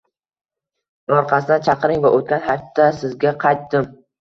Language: Uzbek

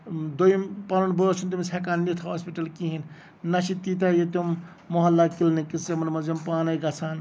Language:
Kashmiri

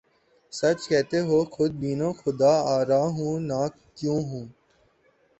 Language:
Urdu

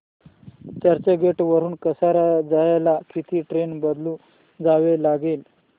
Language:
Marathi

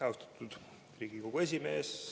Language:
Estonian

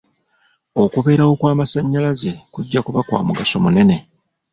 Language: Ganda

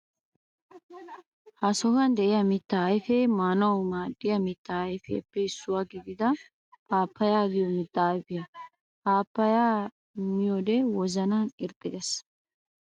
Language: Wolaytta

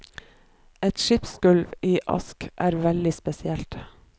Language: Norwegian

